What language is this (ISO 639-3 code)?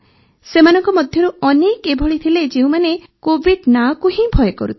ori